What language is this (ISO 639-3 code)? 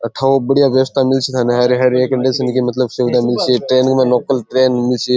raj